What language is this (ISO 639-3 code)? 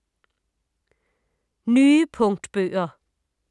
dan